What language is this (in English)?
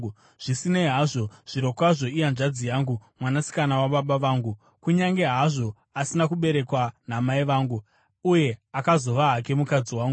Shona